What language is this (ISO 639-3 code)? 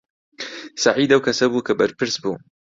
ckb